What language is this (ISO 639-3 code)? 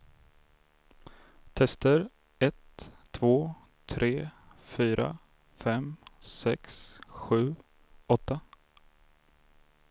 swe